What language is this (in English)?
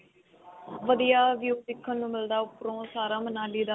Punjabi